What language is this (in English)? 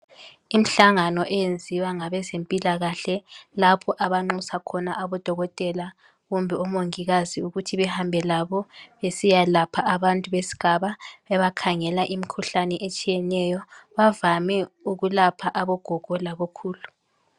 North Ndebele